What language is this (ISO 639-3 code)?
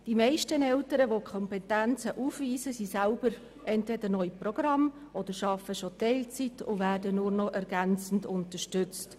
gsw